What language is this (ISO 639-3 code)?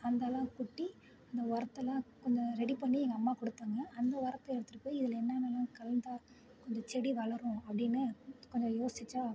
tam